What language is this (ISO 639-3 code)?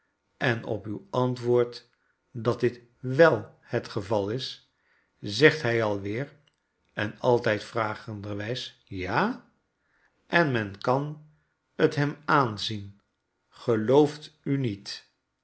nld